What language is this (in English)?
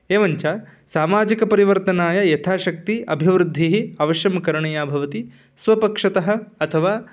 Sanskrit